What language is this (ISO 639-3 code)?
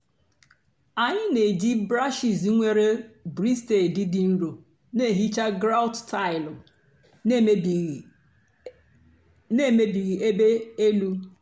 ibo